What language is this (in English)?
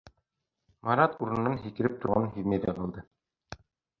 Bashkir